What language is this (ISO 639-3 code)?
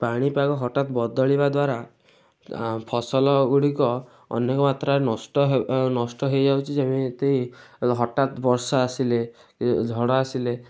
ori